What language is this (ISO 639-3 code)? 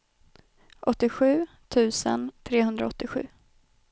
swe